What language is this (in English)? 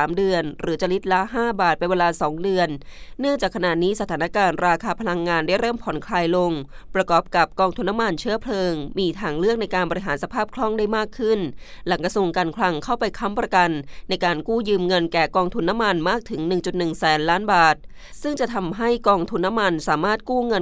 Thai